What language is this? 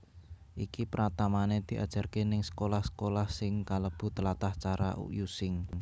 Javanese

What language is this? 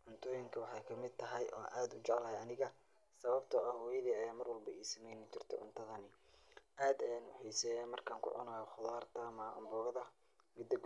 Somali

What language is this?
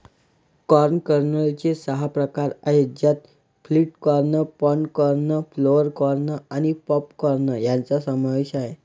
Marathi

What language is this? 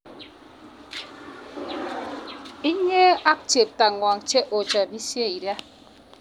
Kalenjin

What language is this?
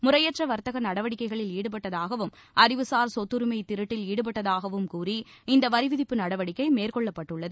Tamil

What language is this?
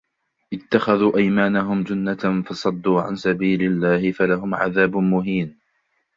Arabic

